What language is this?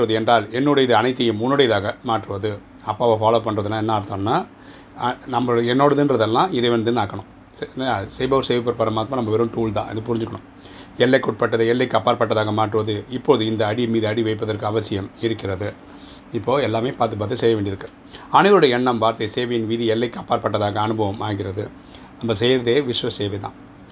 Tamil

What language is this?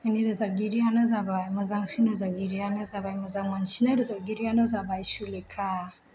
Bodo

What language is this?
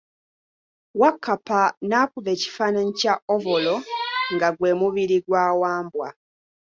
Ganda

